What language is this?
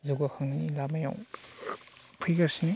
Bodo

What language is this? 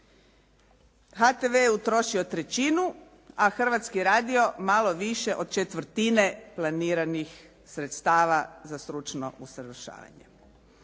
Croatian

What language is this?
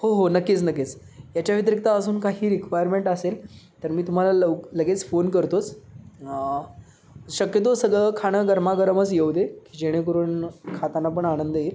Marathi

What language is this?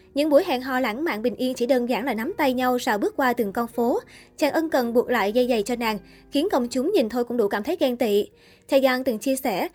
Vietnamese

